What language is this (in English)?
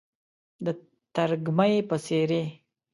Pashto